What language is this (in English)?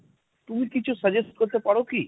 Bangla